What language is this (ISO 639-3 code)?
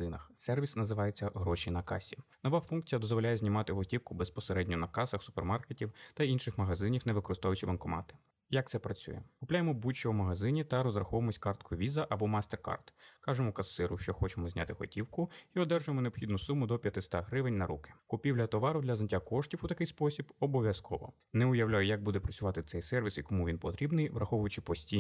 ukr